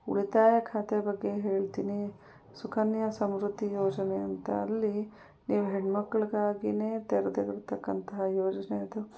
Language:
Kannada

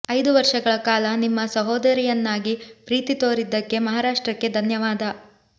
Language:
Kannada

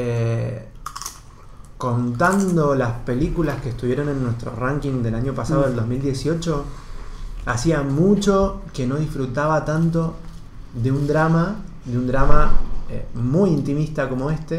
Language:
Spanish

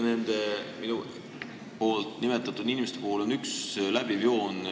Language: Estonian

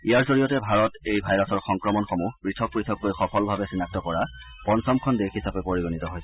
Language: Assamese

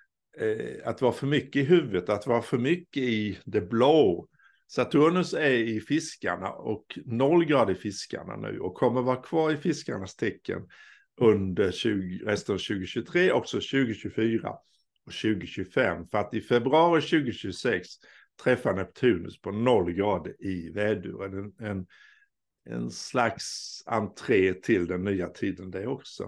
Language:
Swedish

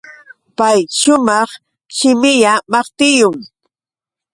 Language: Yauyos Quechua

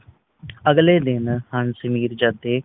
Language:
Punjabi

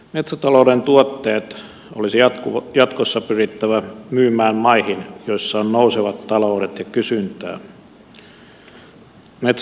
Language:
Finnish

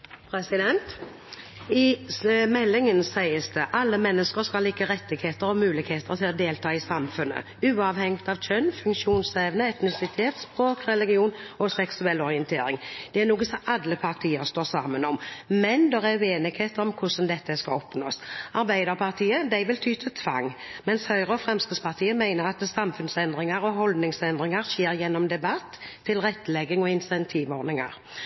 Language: Norwegian Bokmål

